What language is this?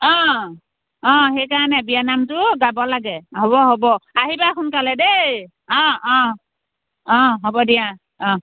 Assamese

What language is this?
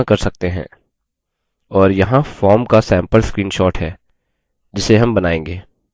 Hindi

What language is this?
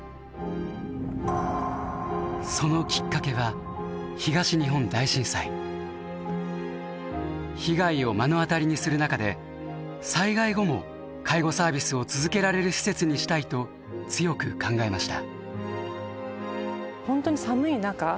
Japanese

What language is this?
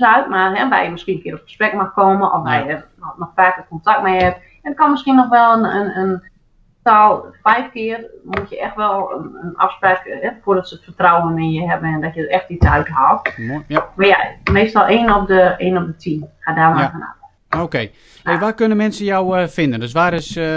Dutch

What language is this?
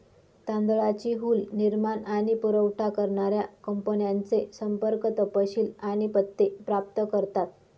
Marathi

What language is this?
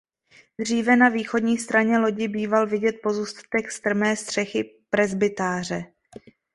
Czech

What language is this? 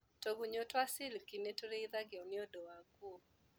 Kikuyu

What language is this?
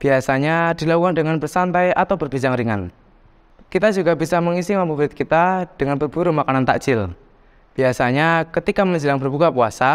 Indonesian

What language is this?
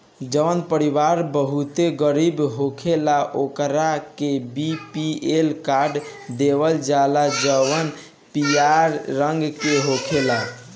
Bhojpuri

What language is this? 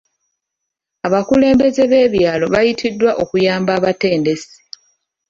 Ganda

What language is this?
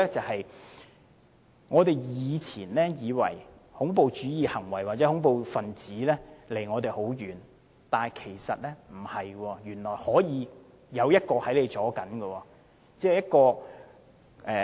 Cantonese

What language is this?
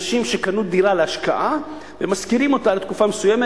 Hebrew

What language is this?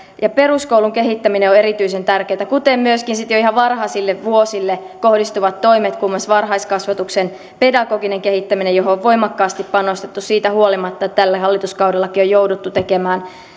Finnish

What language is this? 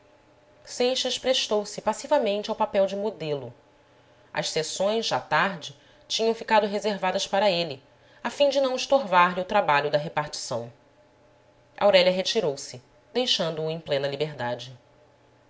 Portuguese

